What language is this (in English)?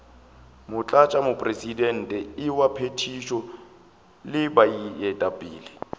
Northern Sotho